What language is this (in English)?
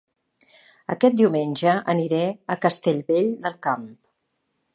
Catalan